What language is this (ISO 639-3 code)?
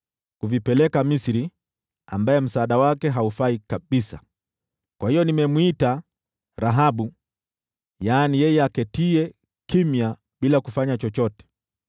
swa